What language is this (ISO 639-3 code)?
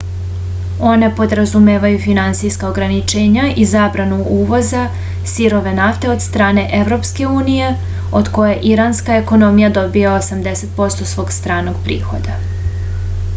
srp